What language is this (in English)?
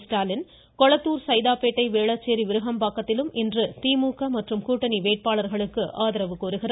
Tamil